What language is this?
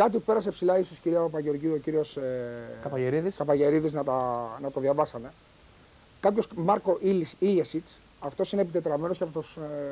Greek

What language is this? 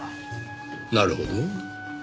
Japanese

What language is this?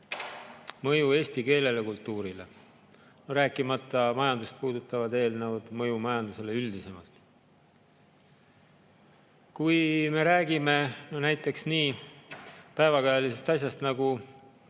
Estonian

